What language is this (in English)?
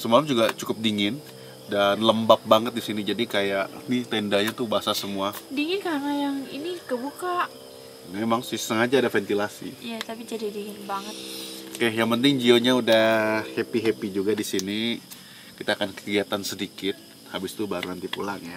Indonesian